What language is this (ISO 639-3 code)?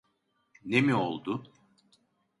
tur